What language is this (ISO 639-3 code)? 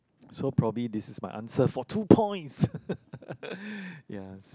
eng